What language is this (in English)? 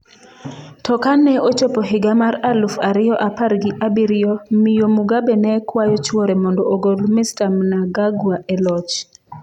Luo (Kenya and Tanzania)